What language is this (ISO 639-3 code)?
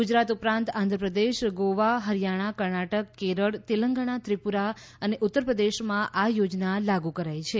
guj